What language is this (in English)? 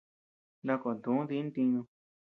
Tepeuxila Cuicatec